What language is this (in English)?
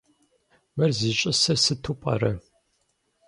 Kabardian